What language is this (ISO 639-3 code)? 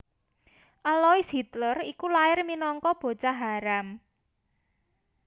jav